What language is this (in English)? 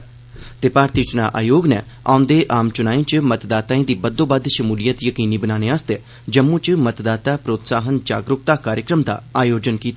Dogri